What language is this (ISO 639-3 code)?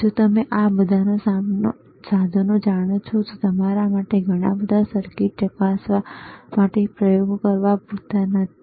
guj